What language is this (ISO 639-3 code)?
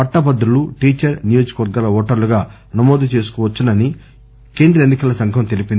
tel